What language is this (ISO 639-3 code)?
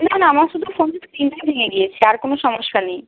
ben